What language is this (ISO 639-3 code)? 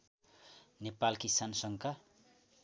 nep